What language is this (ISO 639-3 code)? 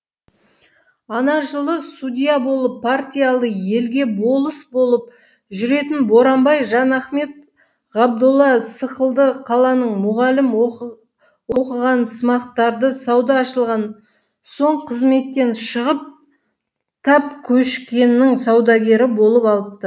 kaz